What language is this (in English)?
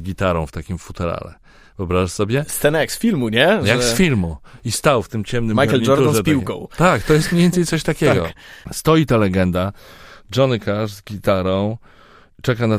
Polish